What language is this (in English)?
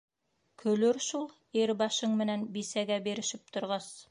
Bashkir